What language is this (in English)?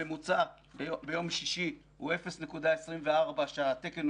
Hebrew